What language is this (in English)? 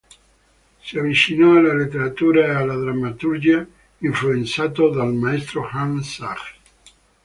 Italian